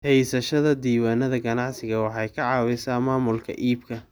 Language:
Somali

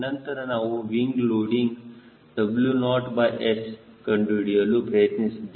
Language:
Kannada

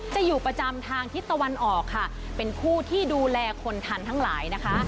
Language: Thai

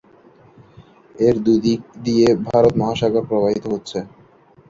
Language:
Bangla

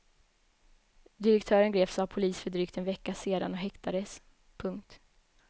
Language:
Swedish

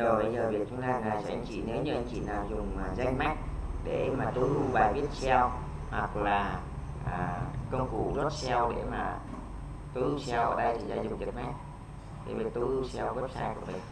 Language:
Vietnamese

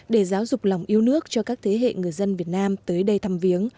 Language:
Vietnamese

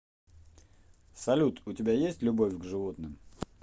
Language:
Russian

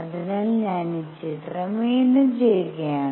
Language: Malayalam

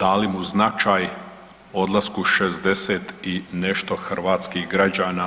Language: Croatian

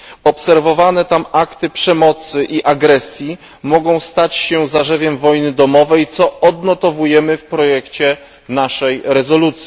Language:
Polish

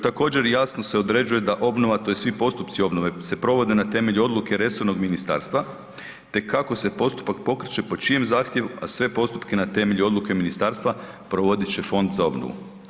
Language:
Croatian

